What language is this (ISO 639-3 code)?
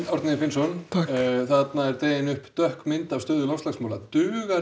isl